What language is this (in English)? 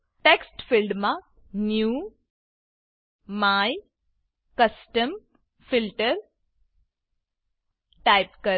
Gujarati